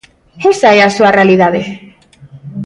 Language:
Galician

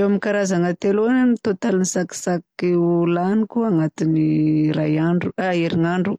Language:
Southern Betsimisaraka Malagasy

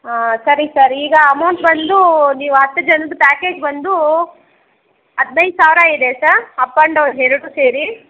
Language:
Kannada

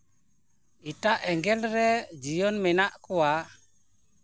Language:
Santali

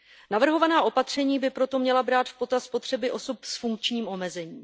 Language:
Czech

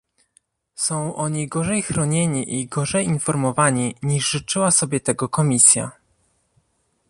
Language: Polish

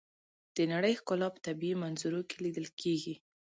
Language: Pashto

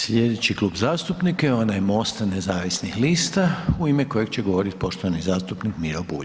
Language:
Croatian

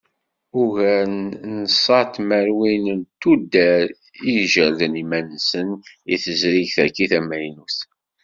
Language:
Kabyle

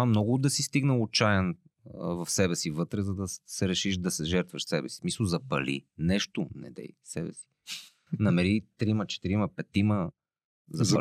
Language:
Bulgarian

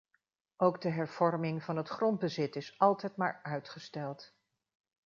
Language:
Dutch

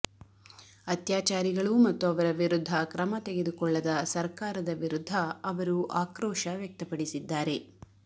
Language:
Kannada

